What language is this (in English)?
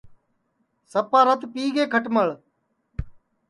Sansi